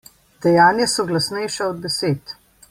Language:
Slovenian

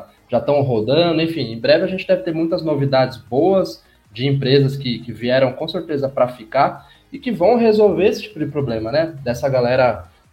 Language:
Portuguese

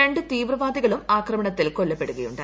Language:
Malayalam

